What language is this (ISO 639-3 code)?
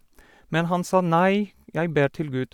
nor